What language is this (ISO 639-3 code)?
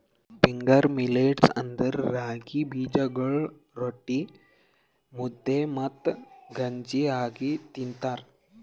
kan